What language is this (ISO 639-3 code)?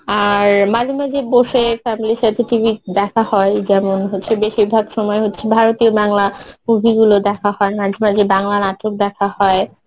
ben